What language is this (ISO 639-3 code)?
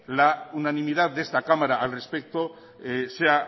spa